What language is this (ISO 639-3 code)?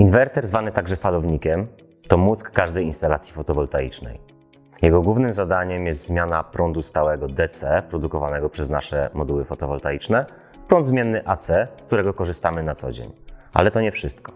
pol